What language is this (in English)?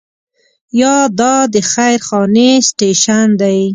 Pashto